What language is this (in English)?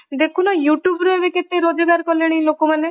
Odia